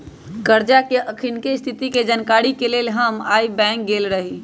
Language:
Magahi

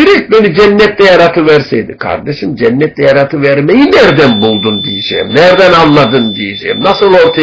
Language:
Turkish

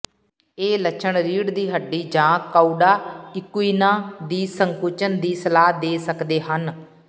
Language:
Punjabi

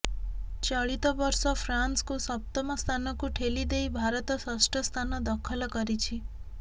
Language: Odia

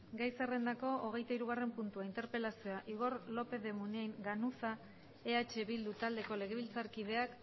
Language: Basque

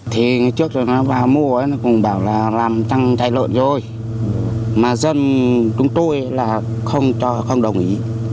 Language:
Vietnamese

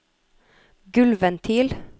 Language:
Norwegian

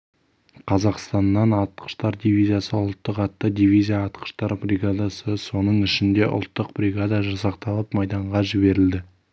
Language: Kazakh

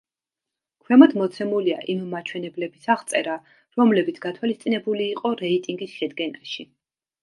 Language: Georgian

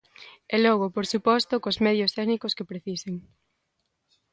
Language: Galician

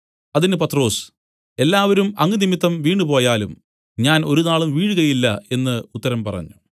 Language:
Malayalam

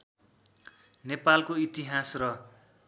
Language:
Nepali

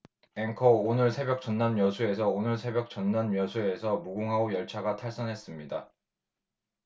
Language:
Korean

